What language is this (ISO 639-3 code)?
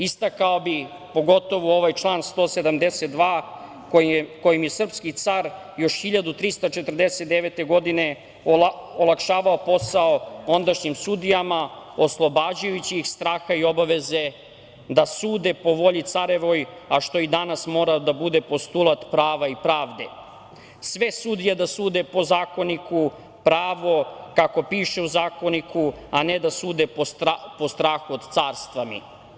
srp